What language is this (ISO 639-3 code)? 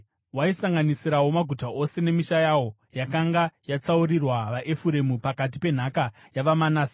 sna